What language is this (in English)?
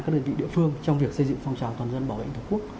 Vietnamese